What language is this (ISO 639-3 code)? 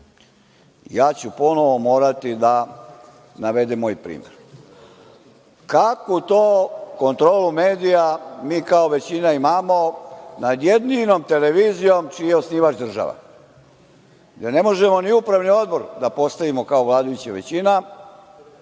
srp